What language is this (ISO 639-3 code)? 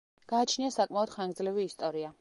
kat